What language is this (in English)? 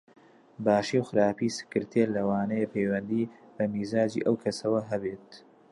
Central Kurdish